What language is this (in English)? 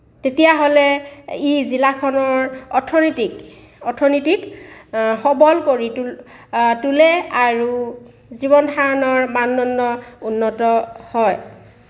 Assamese